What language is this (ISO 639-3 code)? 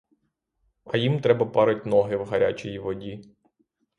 ukr